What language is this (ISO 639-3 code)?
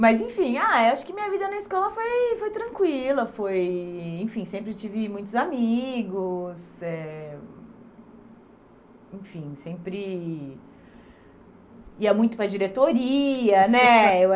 por